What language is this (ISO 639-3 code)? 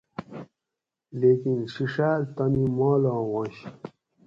gwc